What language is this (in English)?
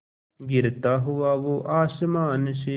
Hindi